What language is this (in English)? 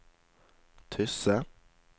Norwegian